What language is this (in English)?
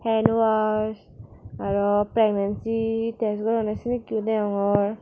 Chakma